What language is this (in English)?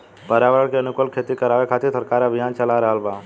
Bhojpuri